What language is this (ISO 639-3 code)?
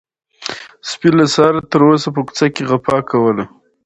pus